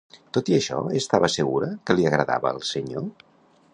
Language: Catalan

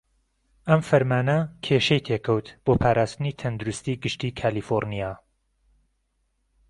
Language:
Central Kurdish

